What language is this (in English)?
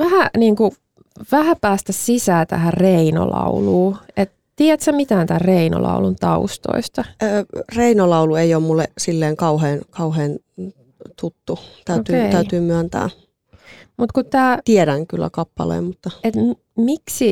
Finnish